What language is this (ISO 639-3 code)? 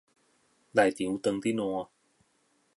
nan